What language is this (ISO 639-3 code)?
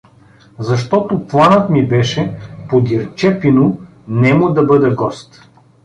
bul